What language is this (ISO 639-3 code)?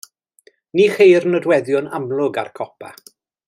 cym